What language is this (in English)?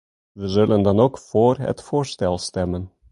Dutch